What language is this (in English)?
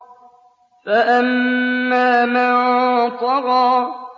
Arabic